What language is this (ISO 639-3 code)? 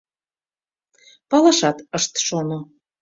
chm